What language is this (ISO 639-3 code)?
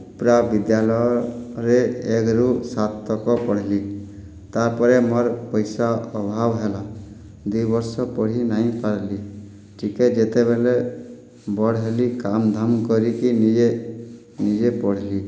ori